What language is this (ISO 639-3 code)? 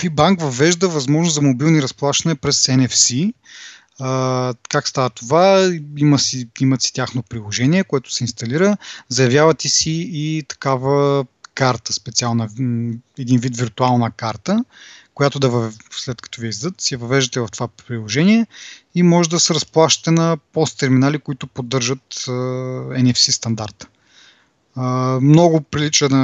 bul